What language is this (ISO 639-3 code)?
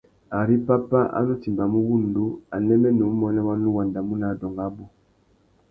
bag